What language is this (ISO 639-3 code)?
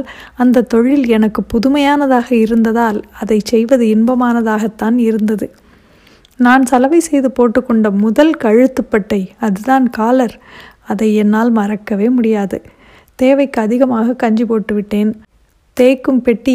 tam